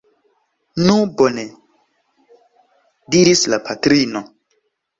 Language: Esperanto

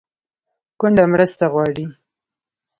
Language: Pashto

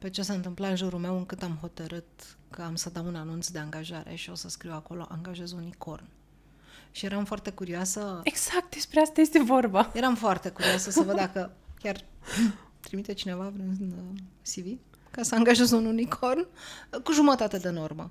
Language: Romanian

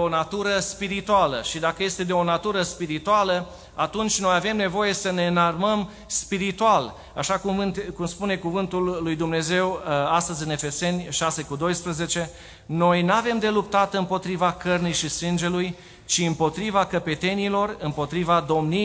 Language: Romanian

